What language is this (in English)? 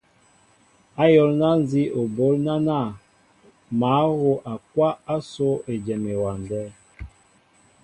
Mbo (Cameroon)